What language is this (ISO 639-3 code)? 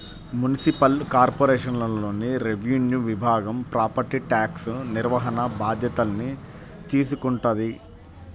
tel